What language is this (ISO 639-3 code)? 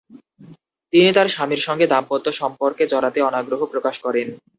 ben